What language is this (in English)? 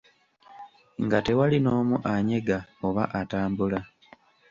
Ganda